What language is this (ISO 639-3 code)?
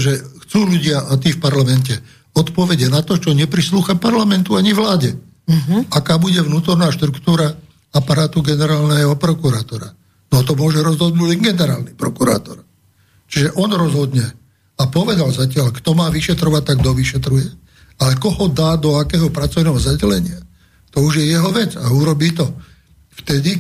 slk